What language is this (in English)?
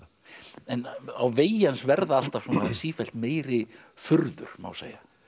Icelandic